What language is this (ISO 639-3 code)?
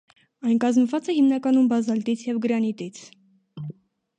hye